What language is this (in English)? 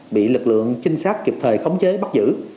Vietnamese